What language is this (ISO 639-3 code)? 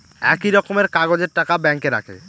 ben